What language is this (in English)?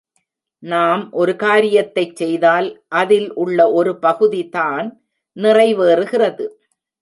Tamil